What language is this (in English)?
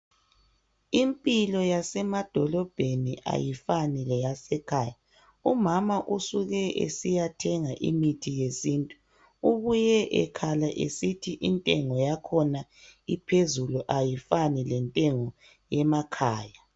North Ndebele